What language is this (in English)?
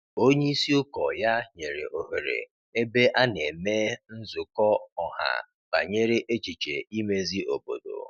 Igbo